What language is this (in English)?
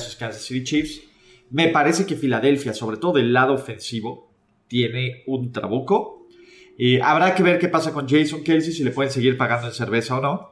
Spanish